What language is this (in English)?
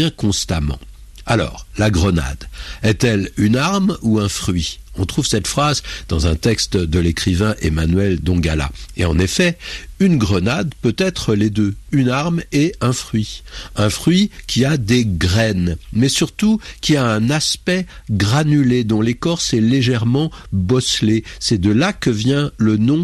French